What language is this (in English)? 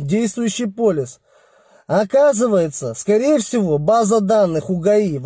Russian